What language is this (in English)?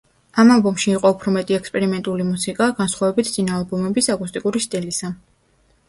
Georgian